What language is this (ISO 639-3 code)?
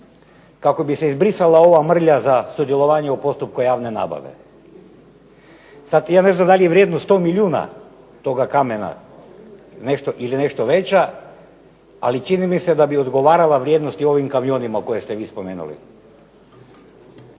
hrv